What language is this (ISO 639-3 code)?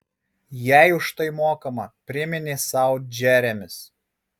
lit